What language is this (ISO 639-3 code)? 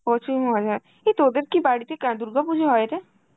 ben